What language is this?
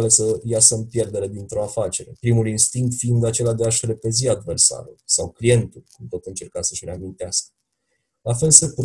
Romanian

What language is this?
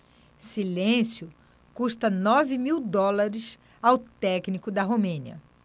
Portuguese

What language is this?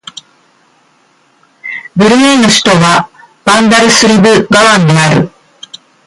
Japanese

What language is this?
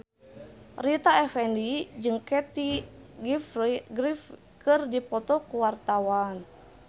Sundanese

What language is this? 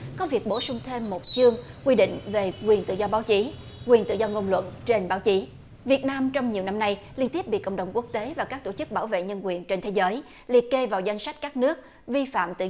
Vietnamese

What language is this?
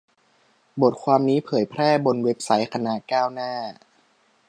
Thai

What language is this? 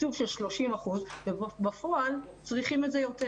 Hebrew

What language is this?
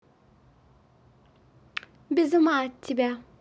Russian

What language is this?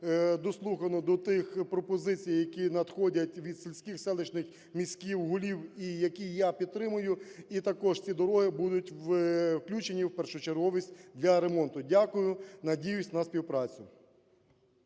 Ukrainian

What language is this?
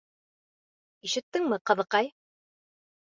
Bashkir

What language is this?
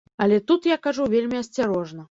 Belarusian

